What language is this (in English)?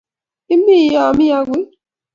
Kalenjin